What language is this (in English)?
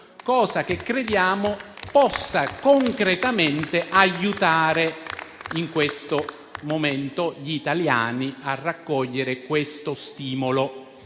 Italian